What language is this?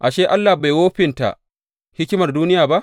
Hausa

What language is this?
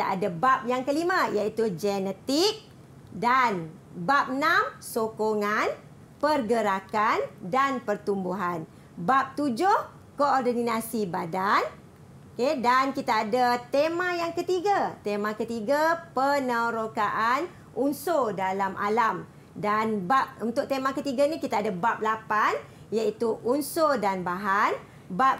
Malay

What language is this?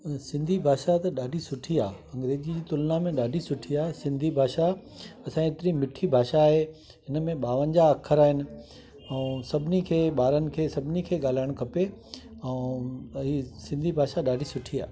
Sindhi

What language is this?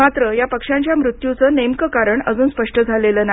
Marathi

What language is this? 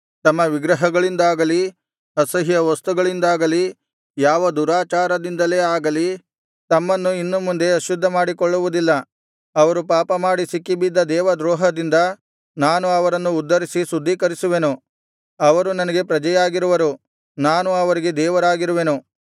Kannada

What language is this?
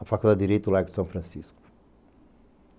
Portuguese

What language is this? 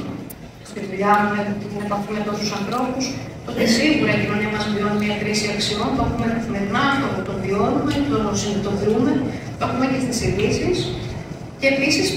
Greek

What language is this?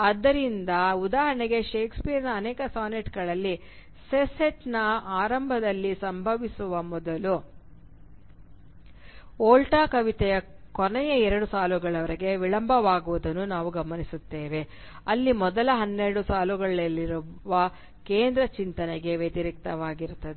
Kannada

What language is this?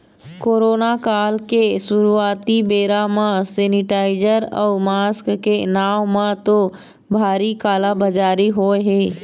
Chhattisgarhi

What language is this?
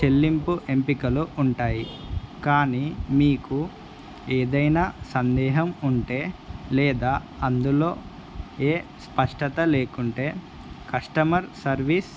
Telugu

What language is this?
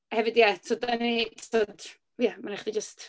Welsh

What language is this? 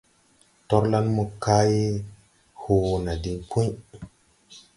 Tupuri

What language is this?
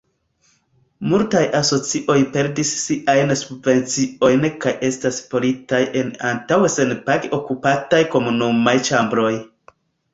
Esperanto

